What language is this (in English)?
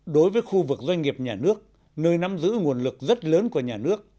Vietnamese